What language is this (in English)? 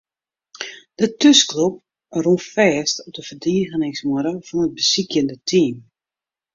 Western Frisian